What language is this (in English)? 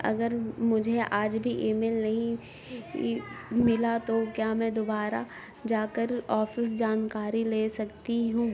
Urdu